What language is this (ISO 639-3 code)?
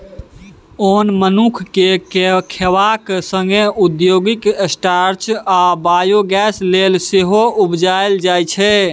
mai